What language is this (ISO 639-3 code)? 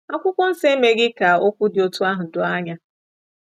ibo